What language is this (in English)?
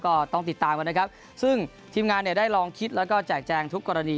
Thai